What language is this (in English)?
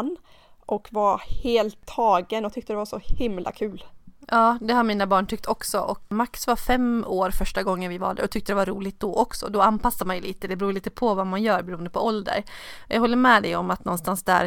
Swedish